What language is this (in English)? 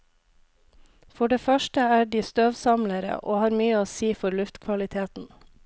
Norwegian